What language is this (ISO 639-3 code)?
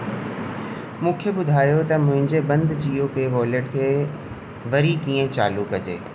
snd